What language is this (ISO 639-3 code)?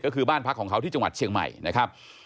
tha